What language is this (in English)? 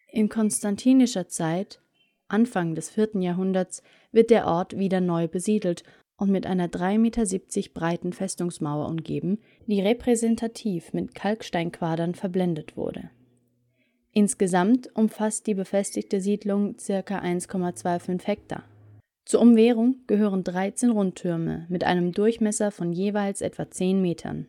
German